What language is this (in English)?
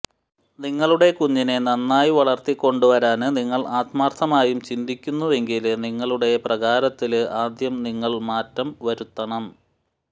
Malayalam